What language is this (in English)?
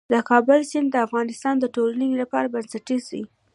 Pashto